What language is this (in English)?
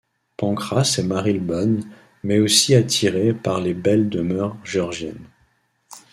French